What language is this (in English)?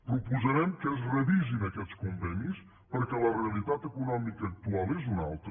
Catalan